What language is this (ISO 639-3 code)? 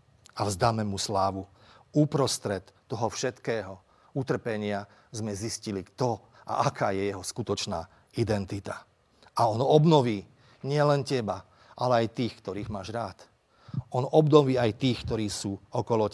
slk